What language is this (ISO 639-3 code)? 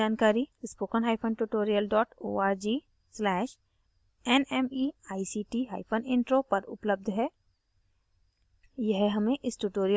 hin